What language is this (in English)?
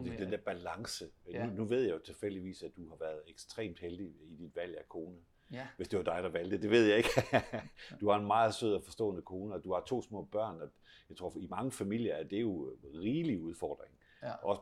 Danish